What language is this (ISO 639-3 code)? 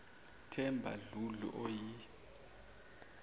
zul